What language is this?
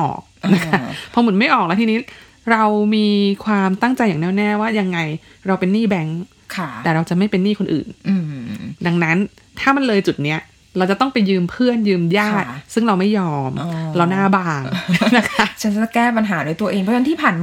Thai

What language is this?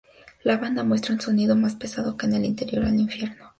Spanish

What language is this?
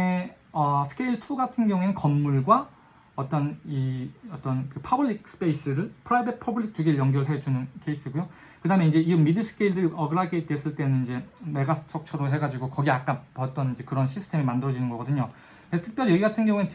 Korean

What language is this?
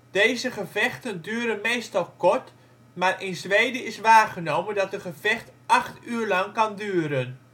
Dutch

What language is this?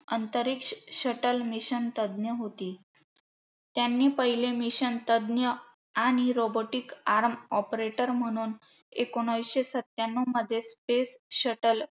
Marathi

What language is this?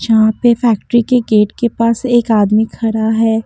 Hindi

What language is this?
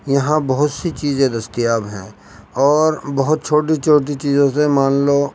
Urdu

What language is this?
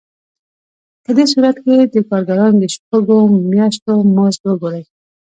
Pashto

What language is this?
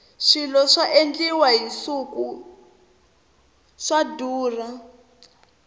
Tsonga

